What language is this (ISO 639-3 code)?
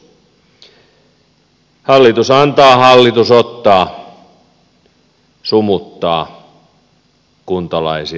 fin